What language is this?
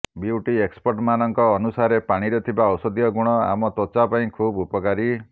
Odia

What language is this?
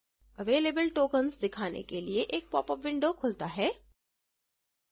Hindi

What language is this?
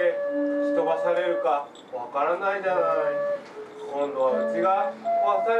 Japanese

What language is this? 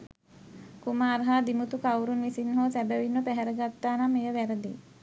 Sinhala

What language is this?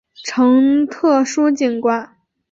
Chinese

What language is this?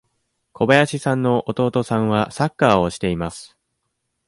Japanese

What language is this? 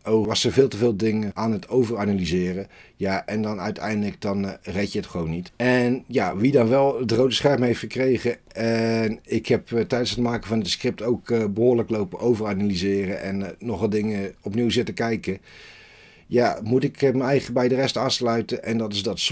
Dutch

